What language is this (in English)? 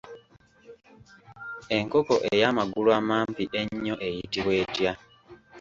Ganda